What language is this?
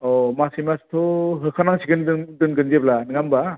Bodo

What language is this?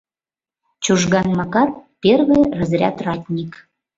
Mari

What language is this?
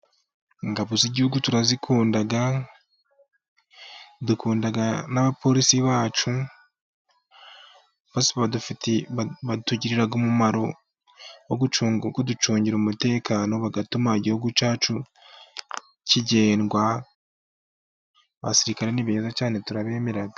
Kinyarwanda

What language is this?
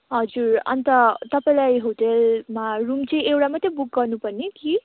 Nepali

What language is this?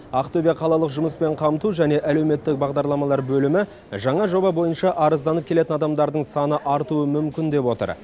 Kazakh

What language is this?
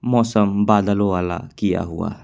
Hindi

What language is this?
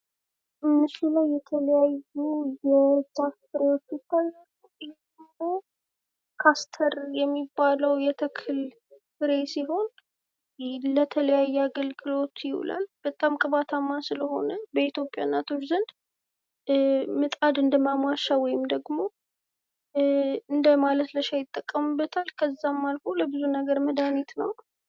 Amharic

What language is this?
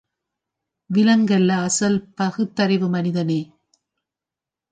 Tamil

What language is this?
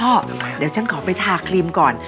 Thai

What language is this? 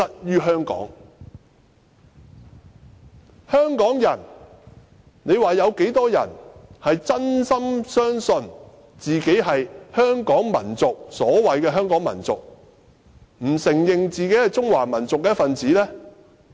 Cantonese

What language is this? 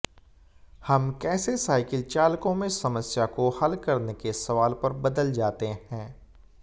Hindi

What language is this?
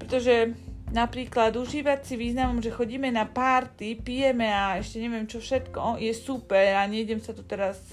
Slovak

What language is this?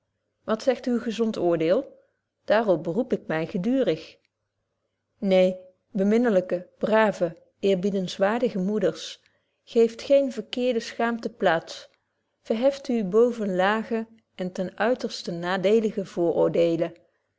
Dutch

